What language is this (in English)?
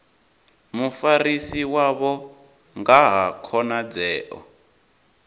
Venda